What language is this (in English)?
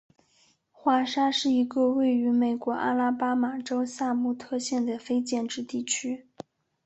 Chinese